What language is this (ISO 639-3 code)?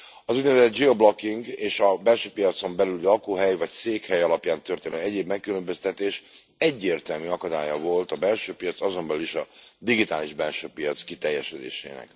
hun